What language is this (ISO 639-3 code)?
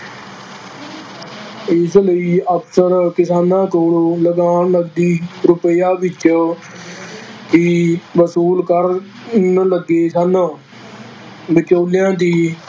pan